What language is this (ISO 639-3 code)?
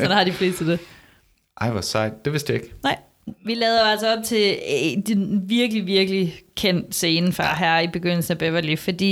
dan